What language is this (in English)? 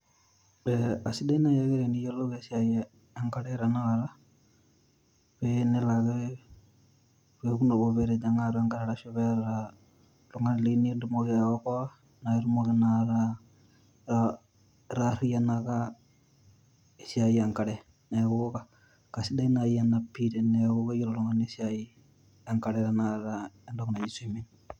Masai